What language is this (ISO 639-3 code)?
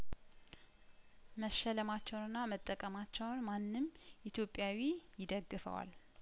amh